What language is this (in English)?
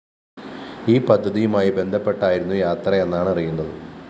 Malayalam